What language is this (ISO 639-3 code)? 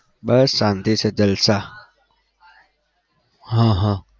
guj